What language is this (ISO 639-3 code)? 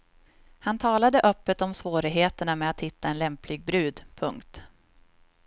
swe